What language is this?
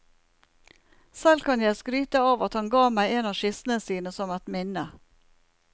Norwegian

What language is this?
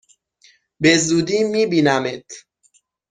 Persian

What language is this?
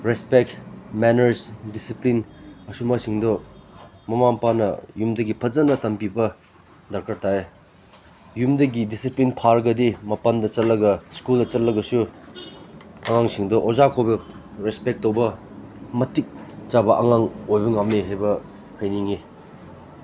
Manipuri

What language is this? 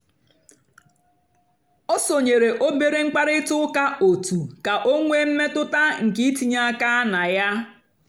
Igbo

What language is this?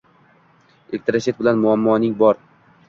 Uzbek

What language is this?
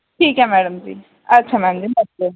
Dogri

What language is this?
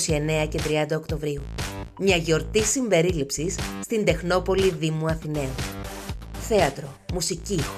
Greek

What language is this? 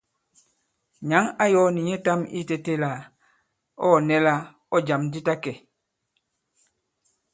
Bankon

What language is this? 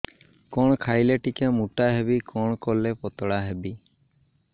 Odia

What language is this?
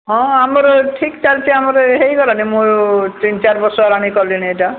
Odia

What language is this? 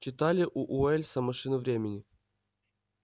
Russian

